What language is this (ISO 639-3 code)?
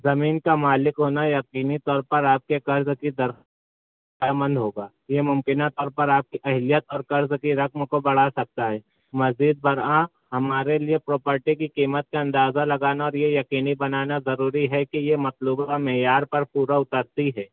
urd